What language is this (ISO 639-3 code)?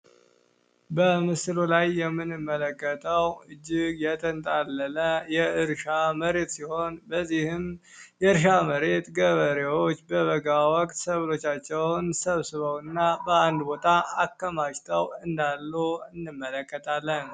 amh